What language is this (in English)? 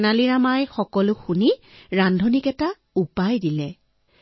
Assamese